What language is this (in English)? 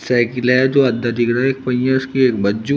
Hindi